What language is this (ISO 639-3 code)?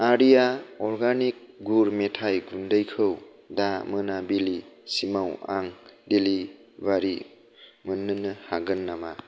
brx